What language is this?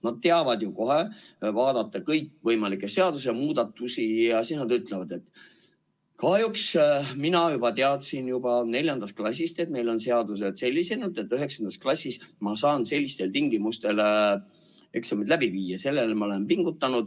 Estonian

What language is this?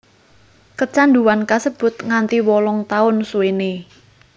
Javanese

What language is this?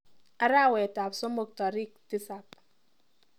Kalenjin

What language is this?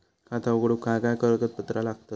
Marathi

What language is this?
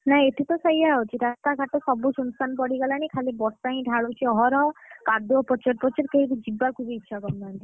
Odia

